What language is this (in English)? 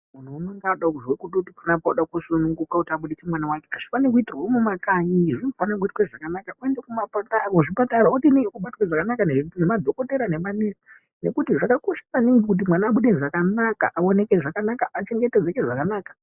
Ndau